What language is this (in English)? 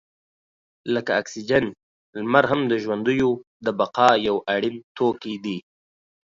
Pashto